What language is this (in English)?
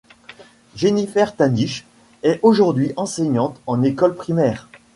French